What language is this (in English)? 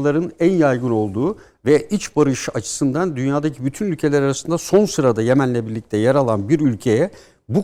Turkish